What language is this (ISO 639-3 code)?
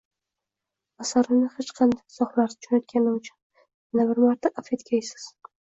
uzb